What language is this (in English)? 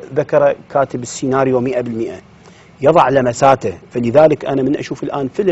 Arabic